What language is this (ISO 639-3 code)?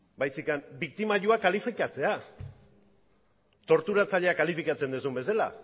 eus